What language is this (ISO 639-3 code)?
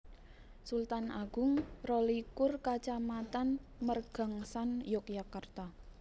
jav